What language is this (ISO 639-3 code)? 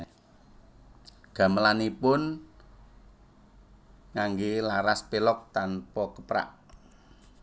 jav